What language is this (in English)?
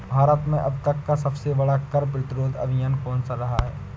Hindi